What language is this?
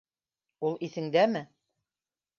Bashkir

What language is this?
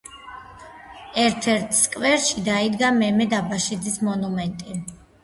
Georgian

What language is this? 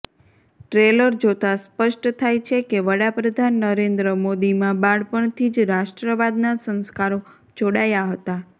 Gujarati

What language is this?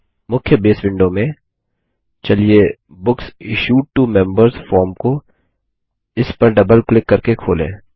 Hindi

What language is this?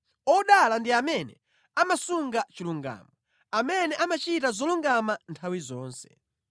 Nyanja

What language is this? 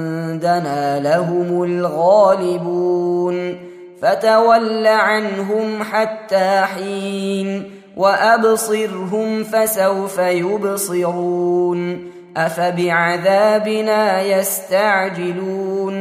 Arabic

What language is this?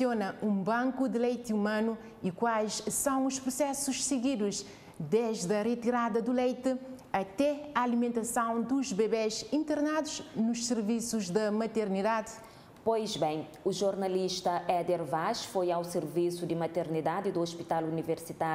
Portuguese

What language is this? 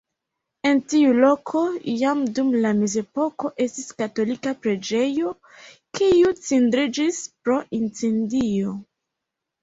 Esperanto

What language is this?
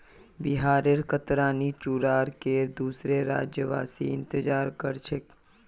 Magahi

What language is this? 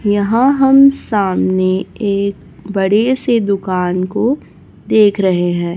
Hindi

